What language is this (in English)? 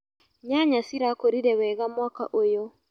Kikuyu